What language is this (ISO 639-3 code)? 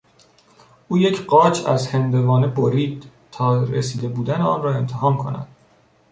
fas